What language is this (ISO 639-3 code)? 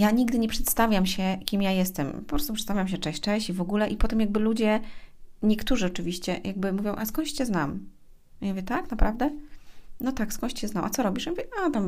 pol